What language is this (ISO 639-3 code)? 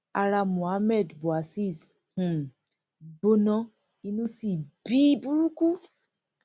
yor